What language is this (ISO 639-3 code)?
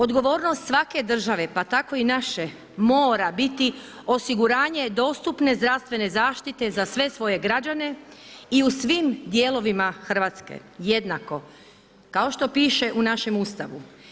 hrv